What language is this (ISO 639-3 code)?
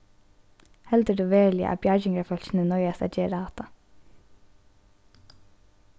fao